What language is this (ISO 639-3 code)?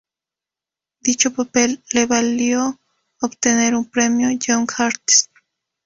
spa